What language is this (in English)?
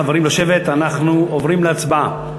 Hebrew